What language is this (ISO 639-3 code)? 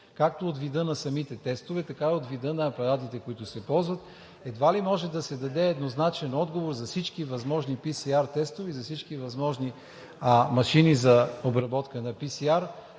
bul